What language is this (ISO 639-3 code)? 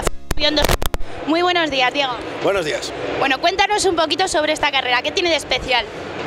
spa